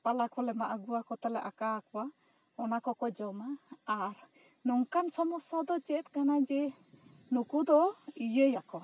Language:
Santali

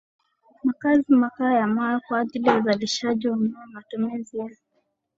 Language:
Swahili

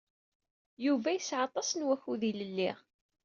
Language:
Kabyle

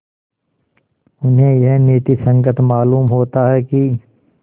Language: Hindi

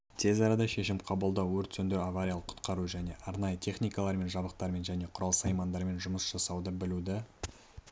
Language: Kazakh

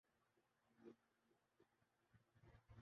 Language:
Urdu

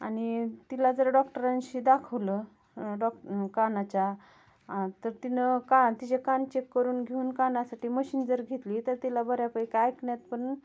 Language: Marathi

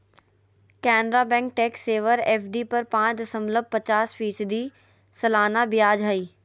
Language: Magahi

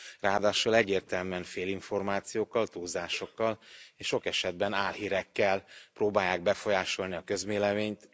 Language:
Hungarian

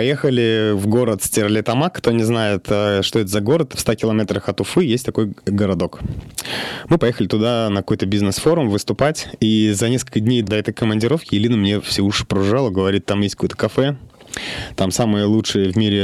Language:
Russian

